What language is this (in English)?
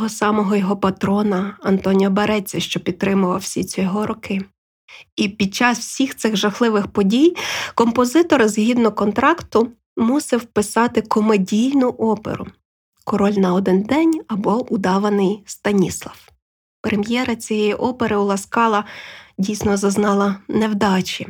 Ukrainian